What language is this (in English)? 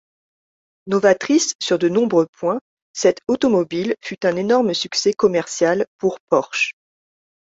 French